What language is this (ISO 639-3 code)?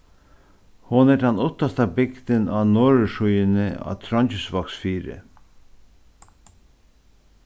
fao